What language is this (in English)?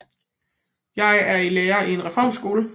Danish